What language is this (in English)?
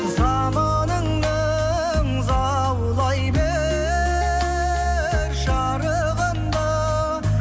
Kazakh